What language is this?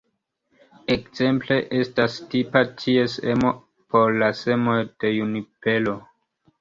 Esperanto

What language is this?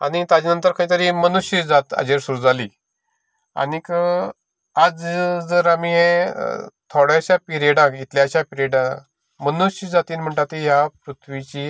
Konkani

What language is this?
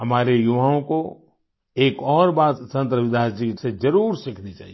Hindi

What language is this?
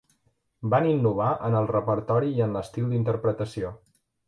Catalan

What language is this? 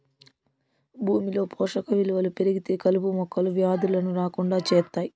Telugu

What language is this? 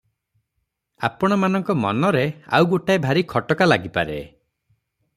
Odia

